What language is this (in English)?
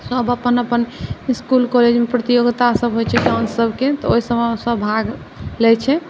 Maithili